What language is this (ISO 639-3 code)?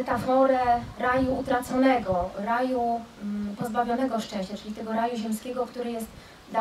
pol